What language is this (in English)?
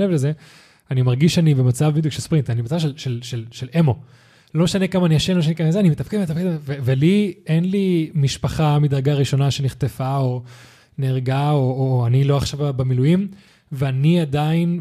Hebrew